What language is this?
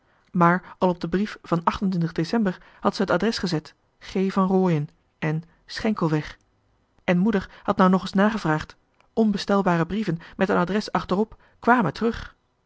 Dutch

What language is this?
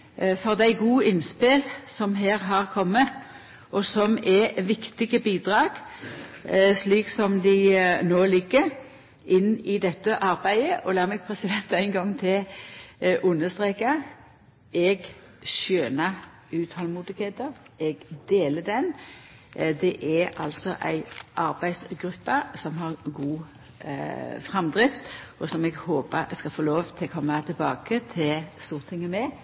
Norwegian Nynorsk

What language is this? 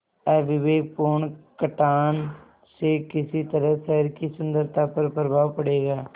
Hindi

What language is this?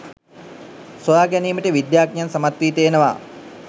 Sinhala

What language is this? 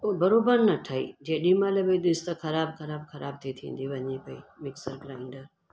Sindhi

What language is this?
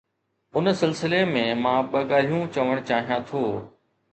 Sindhi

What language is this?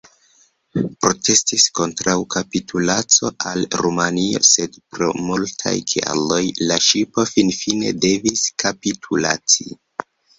Esperanto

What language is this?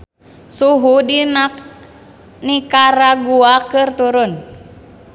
Sundanese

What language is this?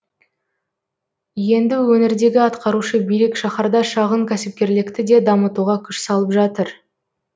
Kazakh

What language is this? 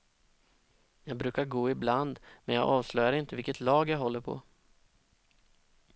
Swedish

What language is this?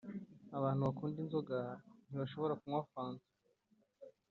Kinyarwanda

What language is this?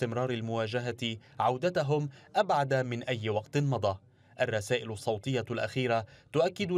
Arabic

